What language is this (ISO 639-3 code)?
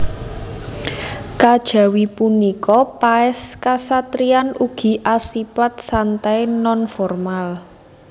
jav